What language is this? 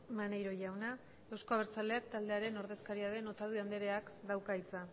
Basque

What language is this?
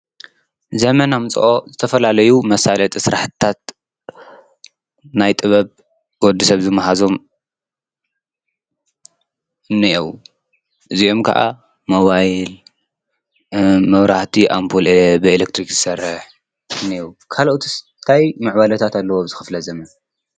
Tigrinya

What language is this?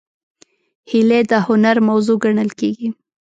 Pashto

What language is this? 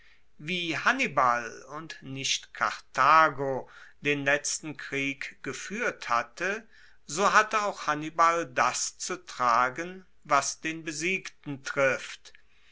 German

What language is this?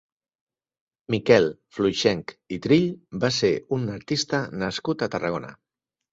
Catalan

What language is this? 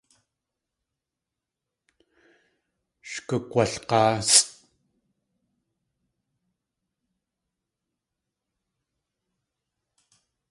Tlingit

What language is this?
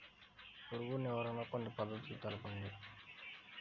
Telugu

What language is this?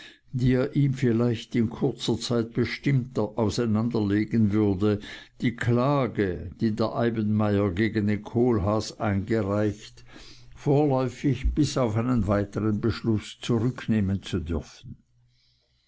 German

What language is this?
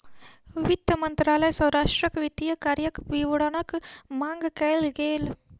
Maithili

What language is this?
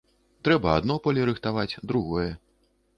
Belarusian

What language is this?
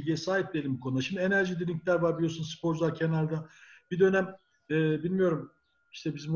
Turkish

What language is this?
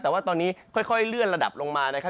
Thai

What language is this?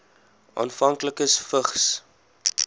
Afrikaans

